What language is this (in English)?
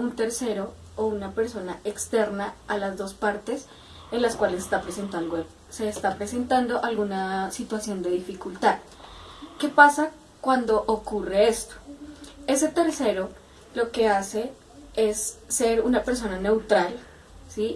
Spanish